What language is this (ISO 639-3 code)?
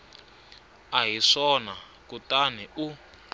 tso